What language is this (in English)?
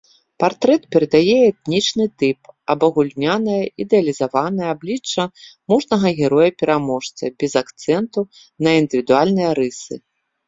Belarusian